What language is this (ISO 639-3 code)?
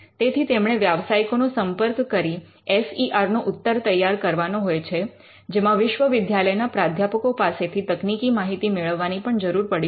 guj